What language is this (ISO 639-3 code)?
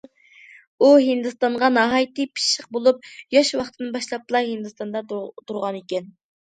uig